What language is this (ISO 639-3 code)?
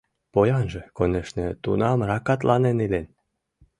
chm